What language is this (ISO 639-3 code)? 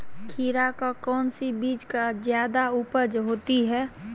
mag